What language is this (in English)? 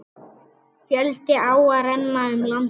Icelandic